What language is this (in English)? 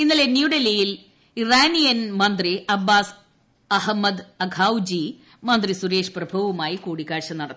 Malayalam